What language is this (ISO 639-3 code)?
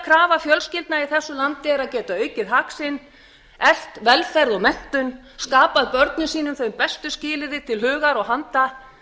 isl